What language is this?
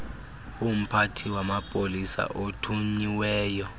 Xhosa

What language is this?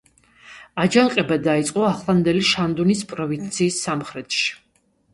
Georgian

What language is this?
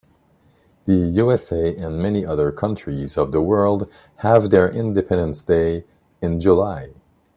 English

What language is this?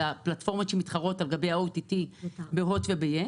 Hebrew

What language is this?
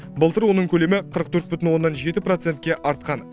Kazakh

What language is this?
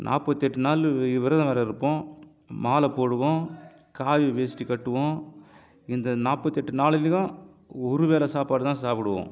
Tamil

